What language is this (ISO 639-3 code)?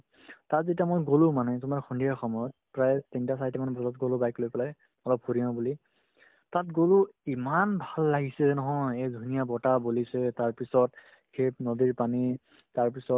asm